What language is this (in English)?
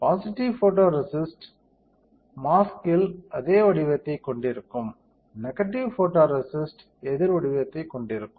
Tamil